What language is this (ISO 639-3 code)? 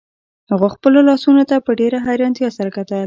pus